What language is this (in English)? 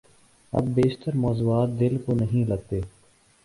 Urdu